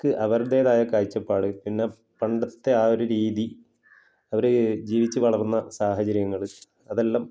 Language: Malayalam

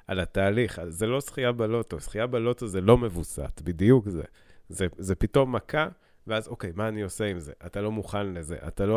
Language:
Hebrew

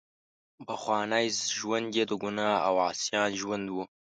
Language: Pashto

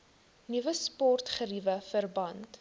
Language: Afrikaans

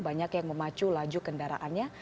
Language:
Indonesian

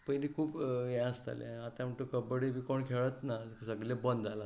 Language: Konkani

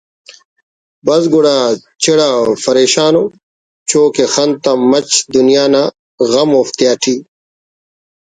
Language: Brahui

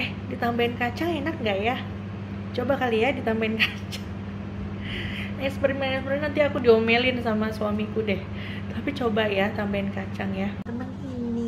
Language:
Indonesian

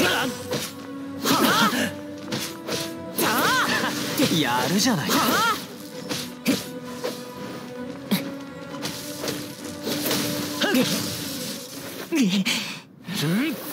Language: Japanese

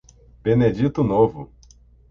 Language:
Portuguese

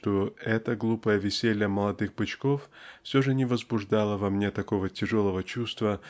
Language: Russian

